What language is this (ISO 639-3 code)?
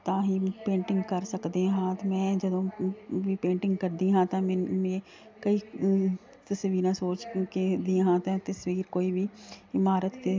pan